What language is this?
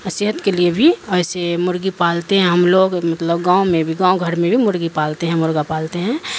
Urdu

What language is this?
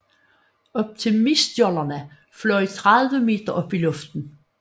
Danish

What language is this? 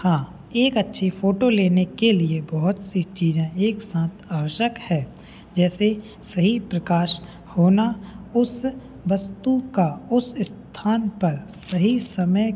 Hindi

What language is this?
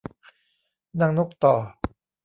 Thai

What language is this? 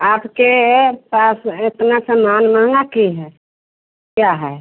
Hindi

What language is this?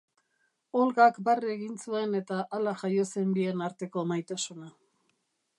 Basque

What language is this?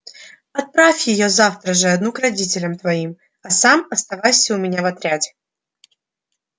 Russian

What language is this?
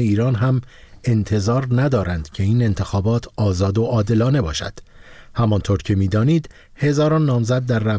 Persian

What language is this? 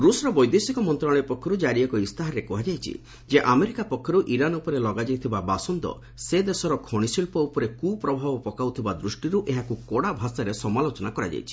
Odia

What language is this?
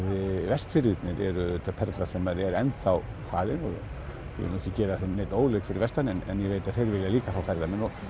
Icelandic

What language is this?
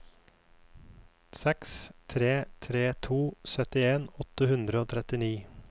Norwegian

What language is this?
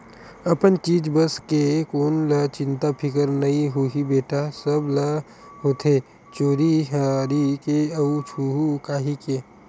Chhattisgarhi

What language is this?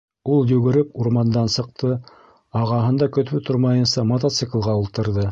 Bashkir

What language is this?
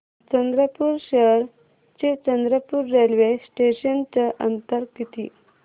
Marathi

